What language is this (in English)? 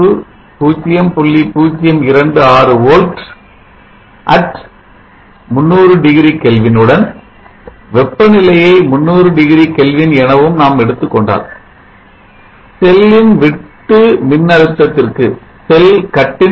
Tamil